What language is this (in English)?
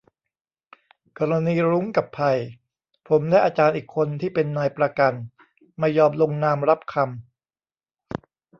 Thai